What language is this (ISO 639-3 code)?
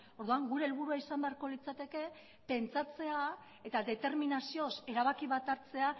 eus